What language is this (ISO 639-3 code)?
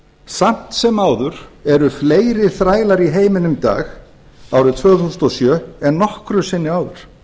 isl